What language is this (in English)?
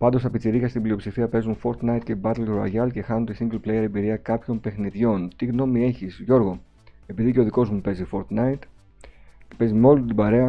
Greek